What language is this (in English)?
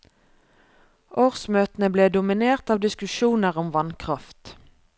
Norwegian